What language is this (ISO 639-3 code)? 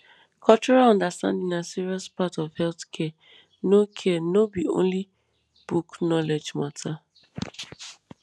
pcm